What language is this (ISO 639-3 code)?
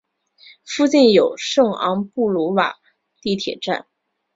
zho